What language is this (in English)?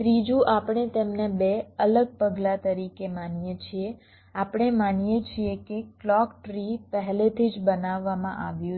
Gujarati